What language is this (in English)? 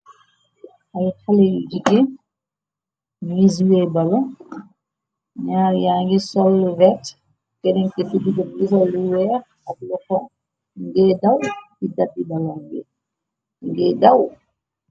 Wolof